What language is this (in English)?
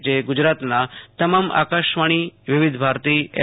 Gujarati